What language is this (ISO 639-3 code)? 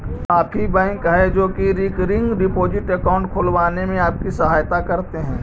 mag